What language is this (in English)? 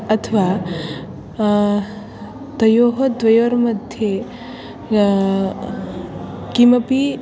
Sanskrit